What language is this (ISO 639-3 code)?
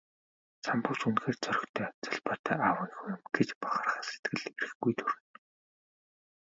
mon